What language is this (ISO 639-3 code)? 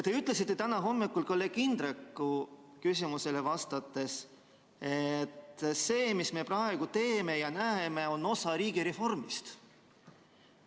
est